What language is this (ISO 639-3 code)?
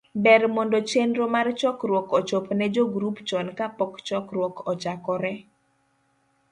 luo